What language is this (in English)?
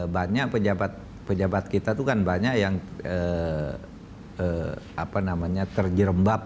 Indonesian